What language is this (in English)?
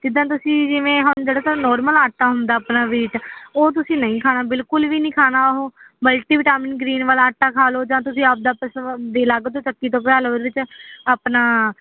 Punjabi